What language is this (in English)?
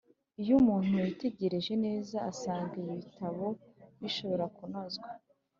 Kinyarwanda